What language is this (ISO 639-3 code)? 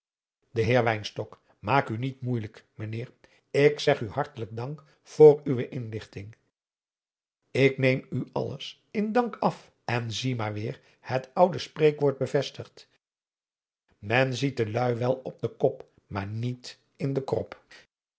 nld